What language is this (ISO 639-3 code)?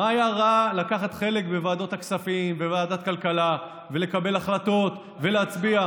heb